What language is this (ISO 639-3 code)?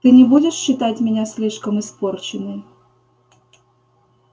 rus